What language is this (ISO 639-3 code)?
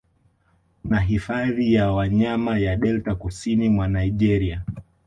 swa